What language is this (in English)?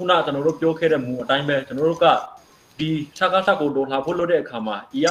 Romanian